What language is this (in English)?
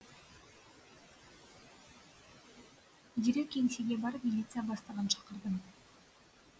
Kazakh